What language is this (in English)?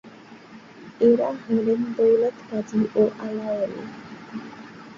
Bangla